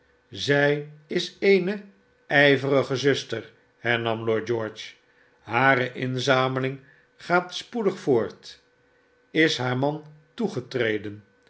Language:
Dutch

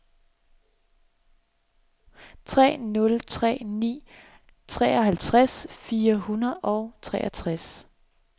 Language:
Danish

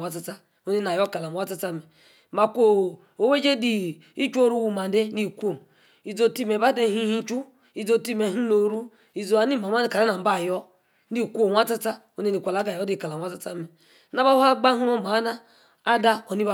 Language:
Yace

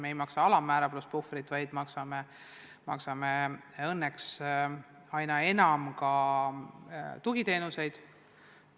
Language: Estonian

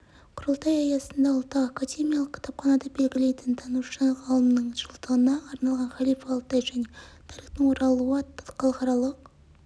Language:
Kazakh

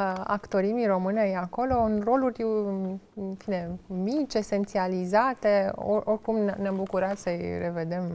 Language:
Romanian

